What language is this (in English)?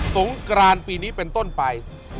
Thai